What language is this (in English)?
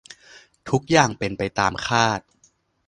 Thai